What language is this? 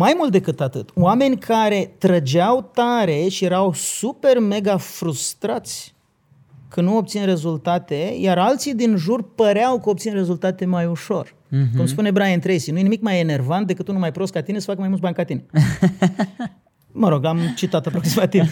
Romanian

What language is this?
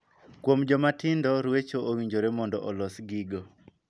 Luo (Kenya and Tanzania)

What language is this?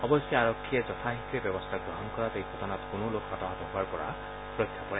Assamese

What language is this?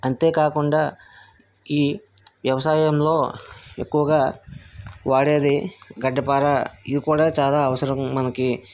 Telugu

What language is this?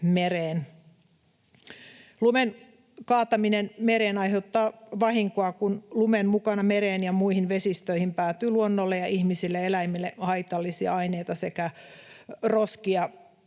Finnish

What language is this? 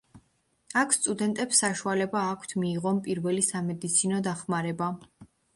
Georgian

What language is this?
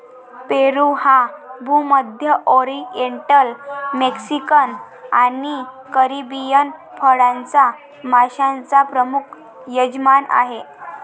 Marathi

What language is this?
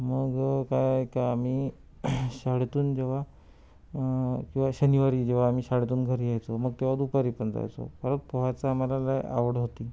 Marathi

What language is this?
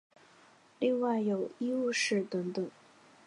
Chinese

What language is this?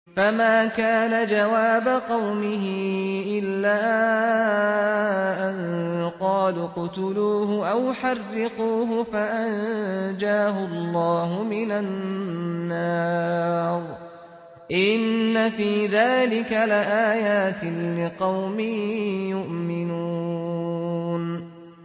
Arabic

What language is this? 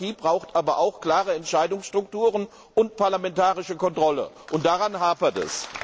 German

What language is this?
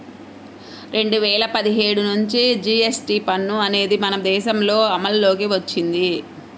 Telugu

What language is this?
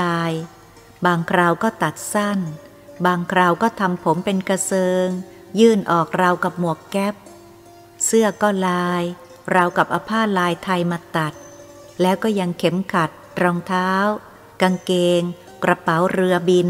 Thai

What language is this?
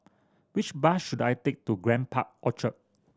English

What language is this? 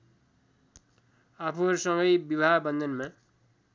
Nepali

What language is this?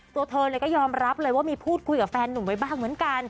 Thai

